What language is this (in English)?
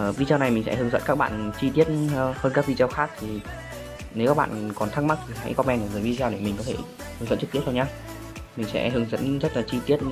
Vietnamese